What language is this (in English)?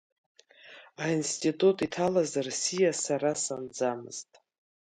Abkhazian